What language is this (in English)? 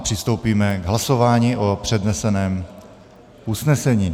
Czech